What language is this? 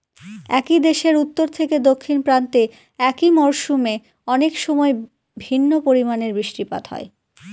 Bangla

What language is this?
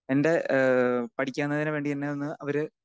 Malayalam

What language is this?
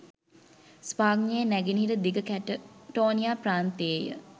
Sinhala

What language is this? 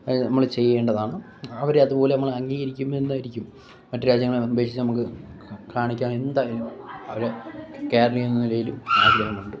Malayalam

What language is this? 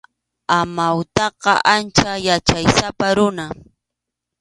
Arequipa-La Unión Quechua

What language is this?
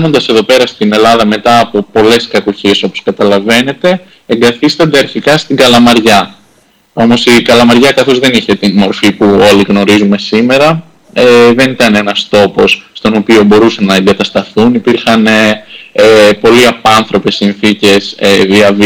Greek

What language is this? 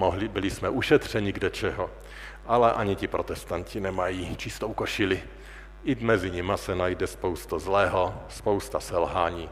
Czech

